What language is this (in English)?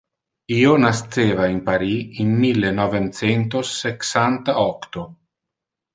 Interlingua